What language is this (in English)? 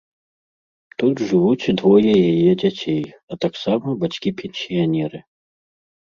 Belarusian